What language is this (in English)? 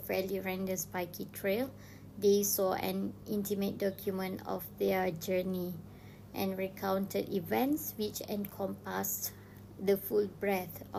Malay